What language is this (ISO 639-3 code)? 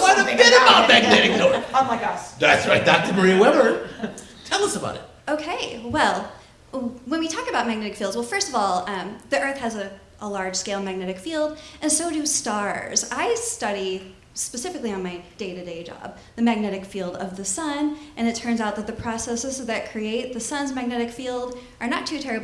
eng